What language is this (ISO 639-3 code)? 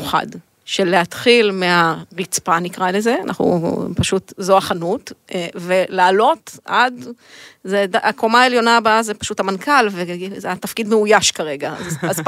heb